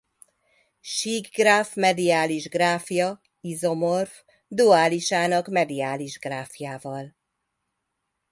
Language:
Hungarian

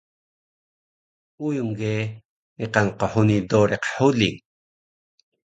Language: Taroko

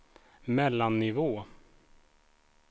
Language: Swedish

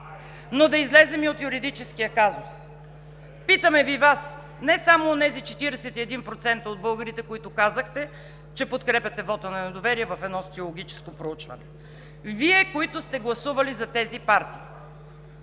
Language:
Bulgarian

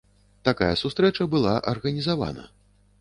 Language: Belarusian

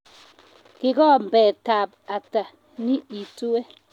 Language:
Kalenjin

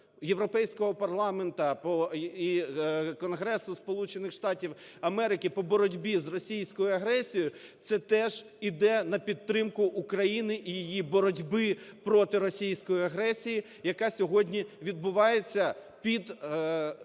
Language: Ukrainian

